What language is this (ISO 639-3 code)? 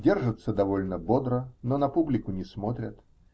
rus